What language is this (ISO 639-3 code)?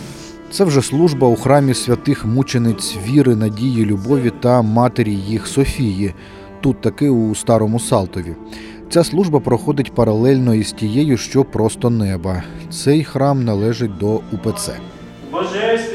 ukr